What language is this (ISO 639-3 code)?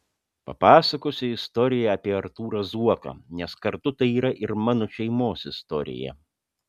lit